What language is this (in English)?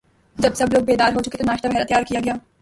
Urdu